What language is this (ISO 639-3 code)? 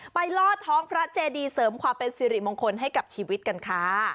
tha